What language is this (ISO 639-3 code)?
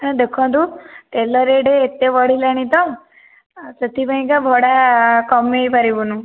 ori